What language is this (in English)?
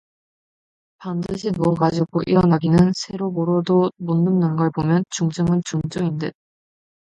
Korean